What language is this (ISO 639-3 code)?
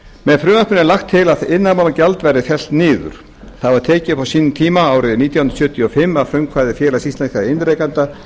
isl